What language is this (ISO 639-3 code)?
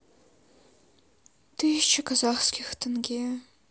rus